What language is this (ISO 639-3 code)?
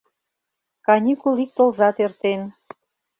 chm